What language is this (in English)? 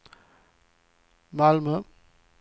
Swedish